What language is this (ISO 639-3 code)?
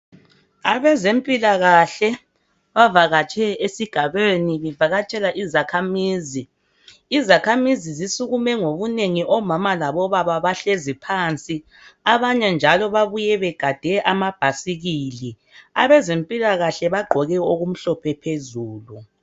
nde